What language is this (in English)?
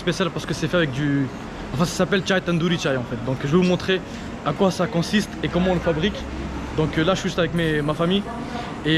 French